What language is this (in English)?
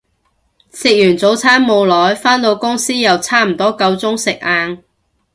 Cantonese